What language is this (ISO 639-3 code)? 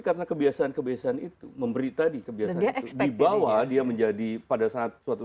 ind